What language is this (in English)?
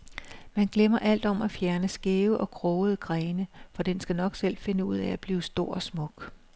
Danish